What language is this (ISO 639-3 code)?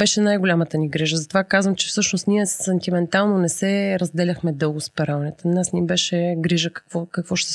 bul